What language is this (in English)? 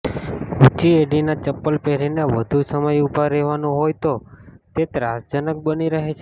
Gujarati